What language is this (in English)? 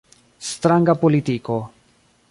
Esperanto